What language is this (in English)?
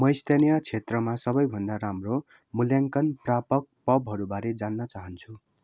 Nepali